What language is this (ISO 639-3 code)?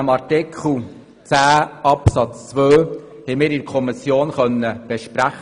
gsw